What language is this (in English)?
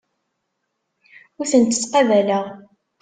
Kabyle